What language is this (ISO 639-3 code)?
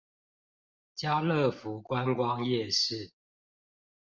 zho